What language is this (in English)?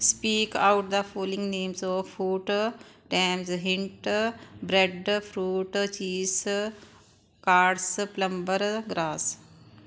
Punjabi